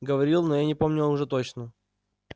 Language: Russian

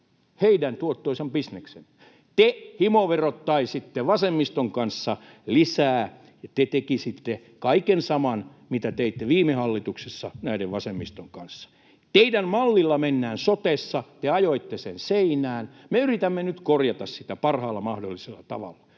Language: Finnish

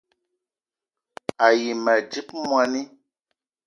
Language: Eton (Cameroon)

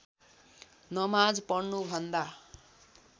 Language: Nepali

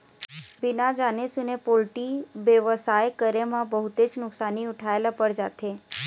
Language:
Chhattisgarhi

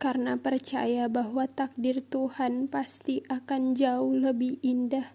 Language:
Indonesian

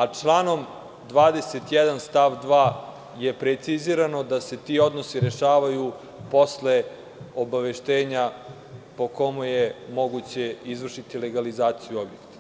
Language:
Serbian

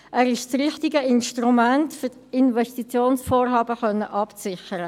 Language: Swiss German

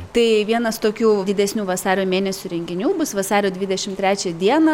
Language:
Lithuanian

